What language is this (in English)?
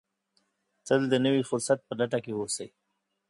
Pashto